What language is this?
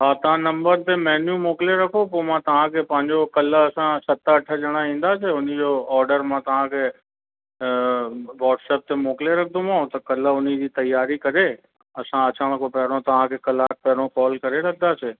Sindhi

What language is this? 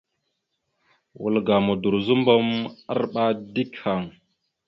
Mada (Cameroon)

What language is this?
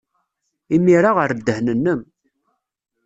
Kabyle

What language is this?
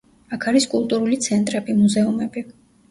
Georgian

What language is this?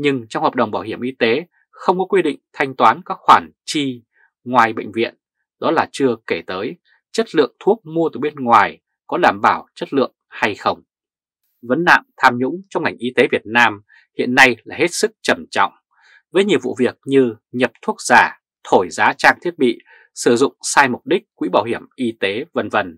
Vietnamese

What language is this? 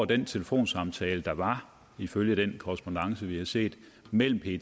Danish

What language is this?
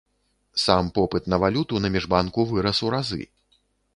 Belarusian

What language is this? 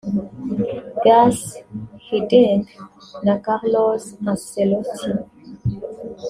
Kinyarwanda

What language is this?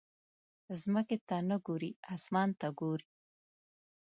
Pashto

